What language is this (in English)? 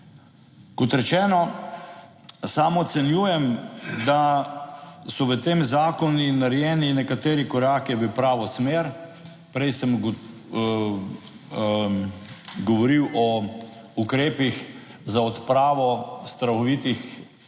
Slovenian